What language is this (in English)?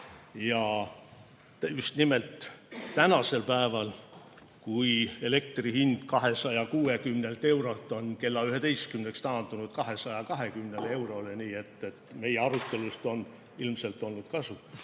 Estonian